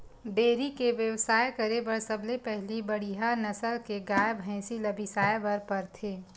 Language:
Chhattisgarhi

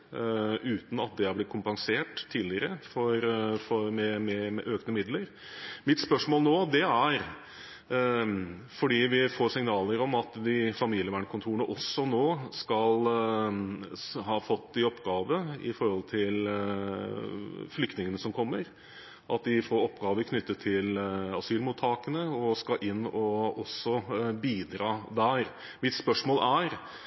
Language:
Norwegian Bokmål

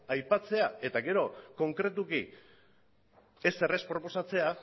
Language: Basque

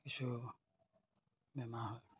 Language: Assamese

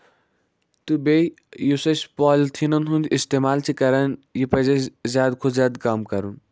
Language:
Kashmiri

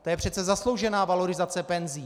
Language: Czech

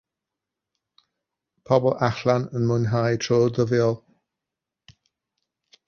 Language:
Welsh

